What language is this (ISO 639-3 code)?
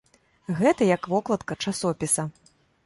bel